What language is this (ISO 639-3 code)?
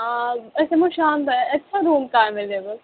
kas